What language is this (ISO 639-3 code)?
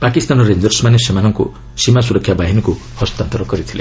ori